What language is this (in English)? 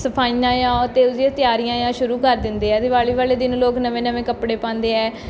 Punjabi